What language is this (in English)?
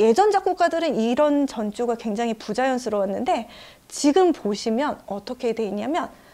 Korean